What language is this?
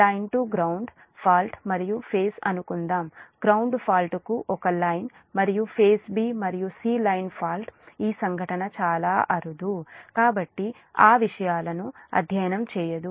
Telugu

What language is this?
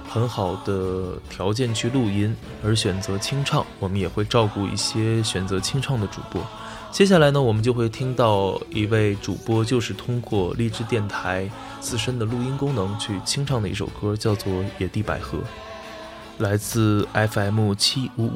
Chinese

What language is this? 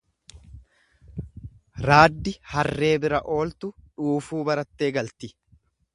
Oromo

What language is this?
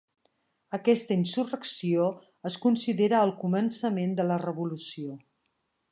Catalan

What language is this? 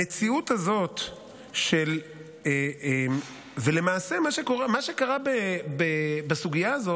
Hebrew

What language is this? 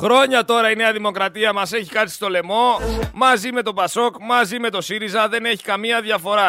Greek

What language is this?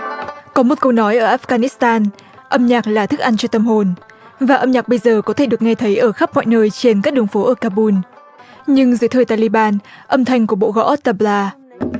Vietnamese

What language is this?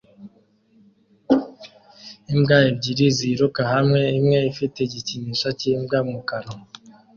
Kinyarwanda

